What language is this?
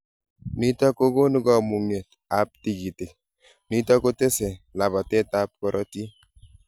Kalenjin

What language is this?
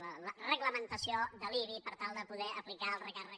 Catalan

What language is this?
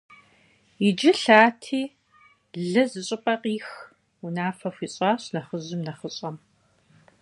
Kabardian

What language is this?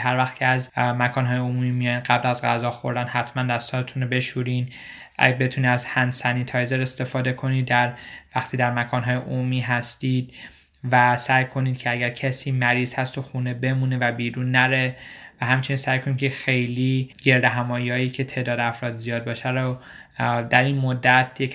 Persian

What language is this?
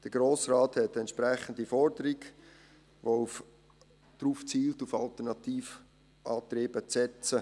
Swiss German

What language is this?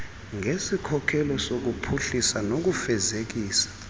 Xhosa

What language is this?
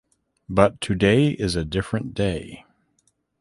English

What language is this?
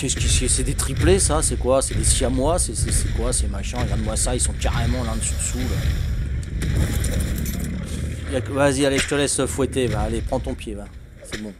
French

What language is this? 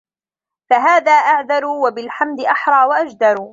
Arabic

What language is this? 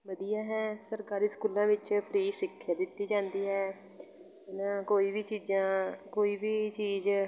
Punjabi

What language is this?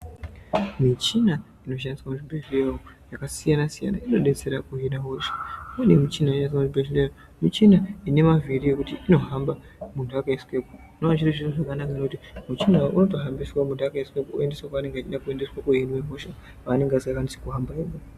Ndau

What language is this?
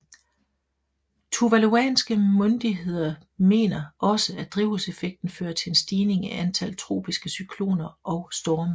Danish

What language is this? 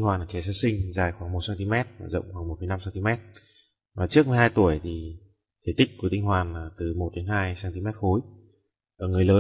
Vietnamese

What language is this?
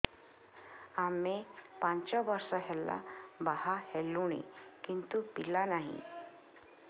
Odia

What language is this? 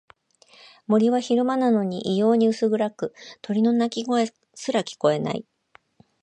Japanese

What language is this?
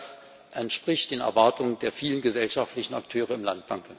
German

